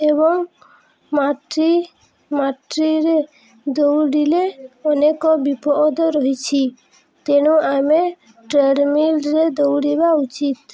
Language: Odia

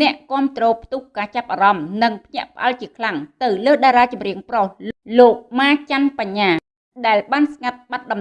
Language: Vietnamese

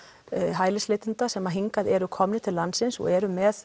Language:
Icelandic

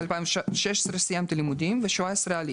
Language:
Hebrew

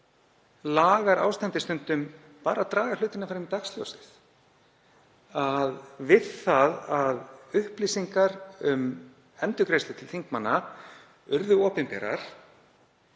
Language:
Icelandic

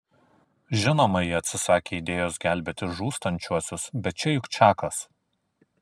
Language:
Lithuanian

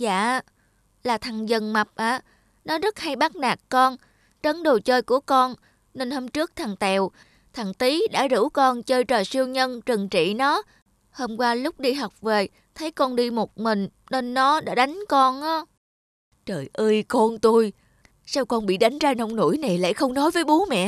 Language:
Vietnamese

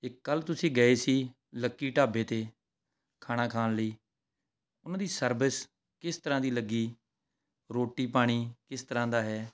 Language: Punjabi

